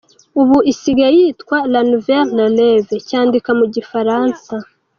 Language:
Kinyarwanda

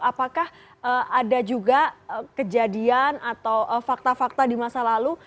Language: Indonesian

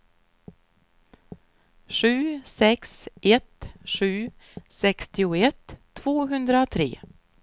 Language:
Swedish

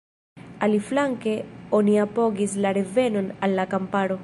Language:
Esperanto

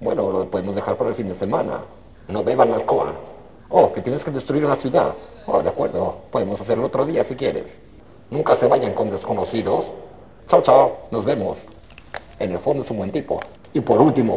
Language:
Spanish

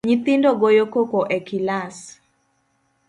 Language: Luo (Kenya and Tanzania)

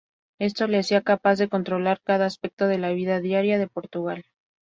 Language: Spanish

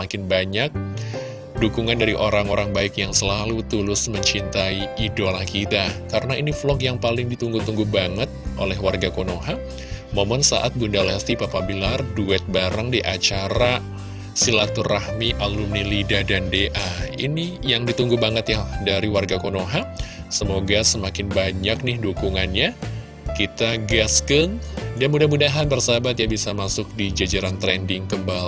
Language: Indonesian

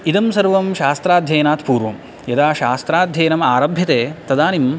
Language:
Sanskrit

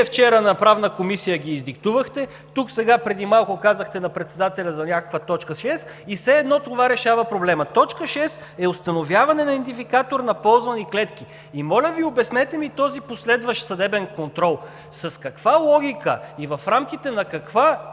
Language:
Bulgarian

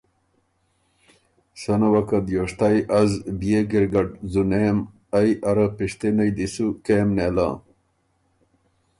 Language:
Ormuri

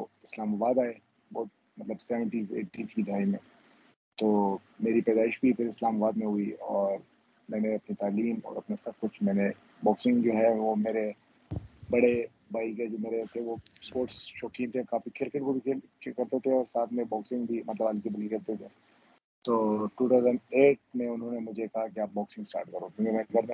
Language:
Urdu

